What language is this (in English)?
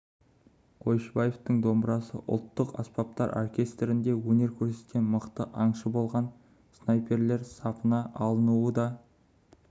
Kazakh